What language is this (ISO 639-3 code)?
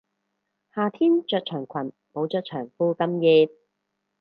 yue